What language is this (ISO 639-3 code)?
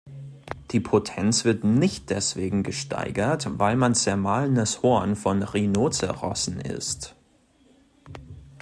deu